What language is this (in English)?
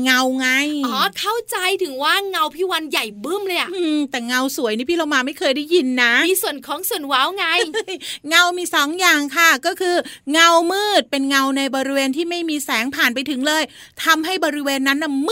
Thai